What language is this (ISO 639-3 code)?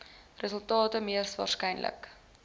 afr